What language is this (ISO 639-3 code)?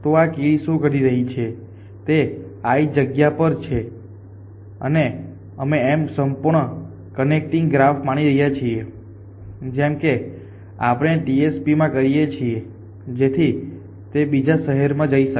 guj